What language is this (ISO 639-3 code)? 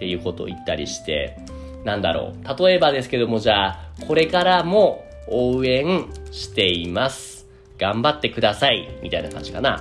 jpn